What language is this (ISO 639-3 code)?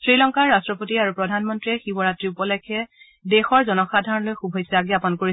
asm